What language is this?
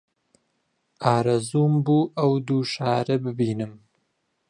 Central Kurdish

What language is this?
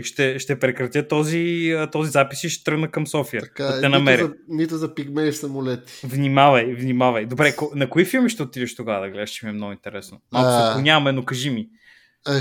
Bulgarian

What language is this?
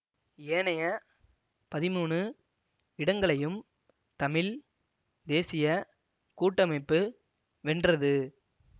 Tamil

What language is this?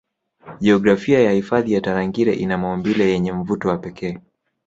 Swahili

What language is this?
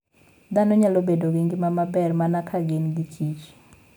Luo (Kenya and Tanzania)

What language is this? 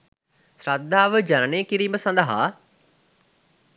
Sinhala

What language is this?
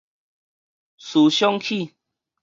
Min Nan Chinese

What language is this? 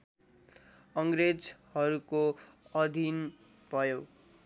Nepali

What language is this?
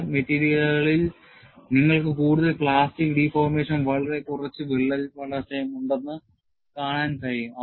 Malayalam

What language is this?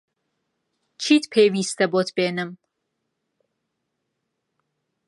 Central Kurdish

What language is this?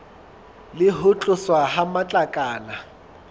Southern Sotho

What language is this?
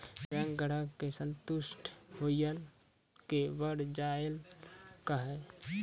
Maithili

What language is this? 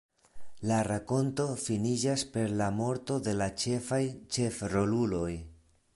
Esperanto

